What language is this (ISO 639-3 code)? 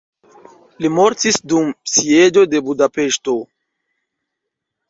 epo